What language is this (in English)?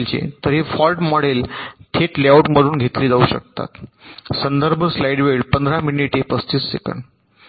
Marathi